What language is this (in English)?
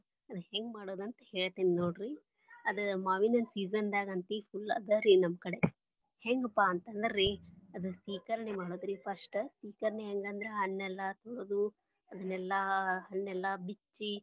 Kannada